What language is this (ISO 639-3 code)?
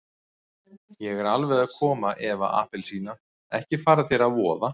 isl